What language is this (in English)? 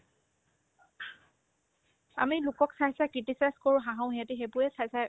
Assamese